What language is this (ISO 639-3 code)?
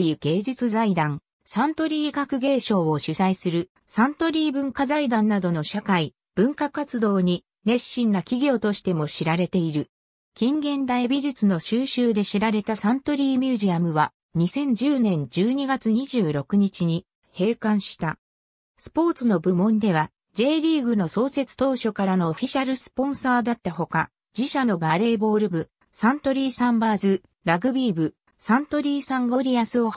jpn